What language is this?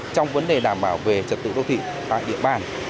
Vietnamese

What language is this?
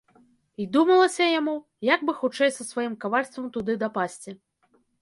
Belarusian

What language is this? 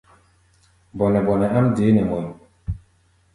Gbaya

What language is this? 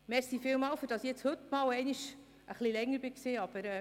Swiss German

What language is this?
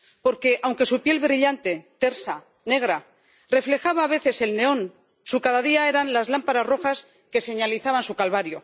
Spanish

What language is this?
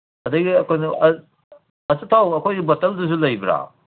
Manipuri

